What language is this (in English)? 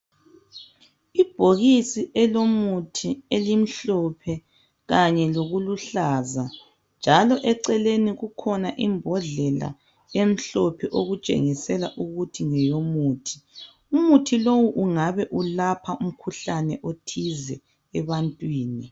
North Ndebele